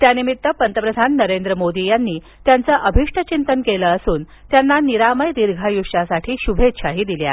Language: Marathi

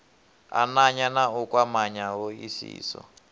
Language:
Venda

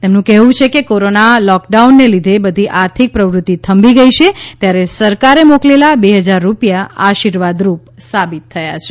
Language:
Gujarati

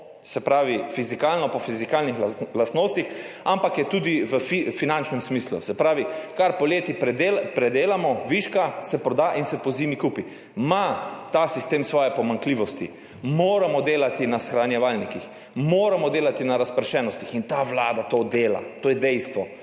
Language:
Slovenian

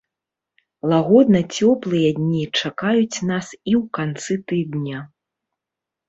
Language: Belarusian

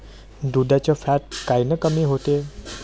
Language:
Marathi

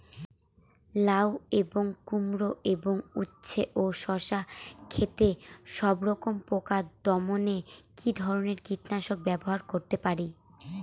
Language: Bangla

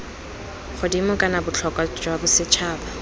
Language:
Tswana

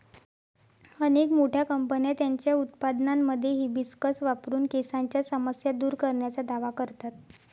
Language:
Marathi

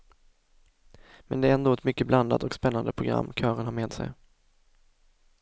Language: Swedish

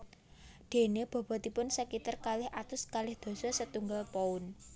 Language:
Javanese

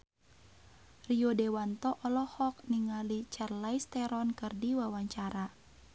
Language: Sundanese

